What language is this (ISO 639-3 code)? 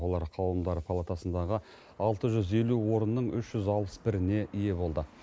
kaz